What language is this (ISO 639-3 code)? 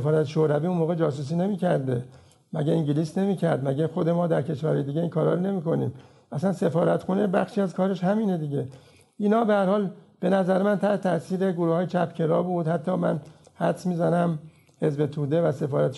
fas